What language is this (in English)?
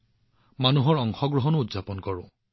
Assamese